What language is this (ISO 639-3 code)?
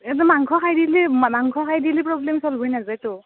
asm